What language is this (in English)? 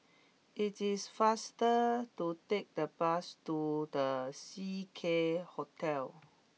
English